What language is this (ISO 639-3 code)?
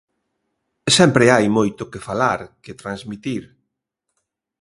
glg